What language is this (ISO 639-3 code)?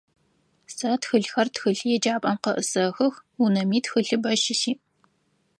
ady